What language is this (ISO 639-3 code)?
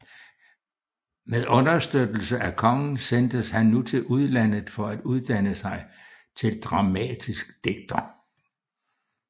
dan